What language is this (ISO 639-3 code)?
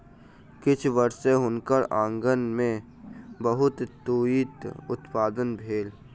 mai